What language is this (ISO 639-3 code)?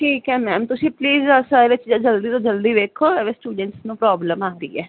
pan